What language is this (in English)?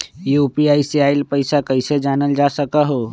Magahi